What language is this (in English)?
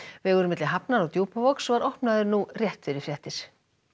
Icelandic